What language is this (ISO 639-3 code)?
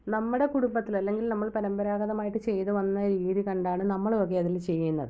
mal